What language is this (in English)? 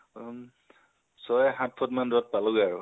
Assamese